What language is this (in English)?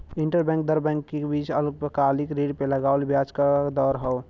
Bhojpuri